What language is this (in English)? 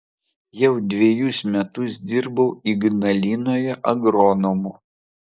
Lithuanian